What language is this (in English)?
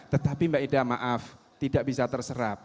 Indonesian